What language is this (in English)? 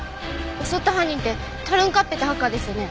Japanese